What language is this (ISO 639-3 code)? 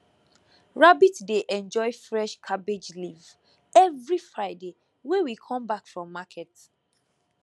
pcm